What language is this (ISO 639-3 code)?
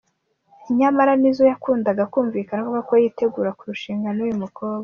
kin